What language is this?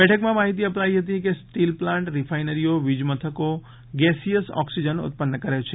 Gujarati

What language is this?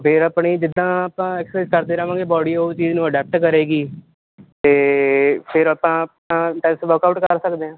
Punjabi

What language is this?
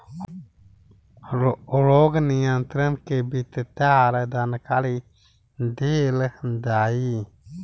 Bhojpuri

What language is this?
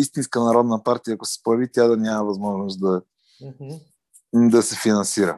Bulgarian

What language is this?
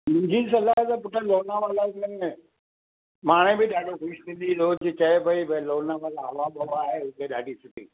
Sindhi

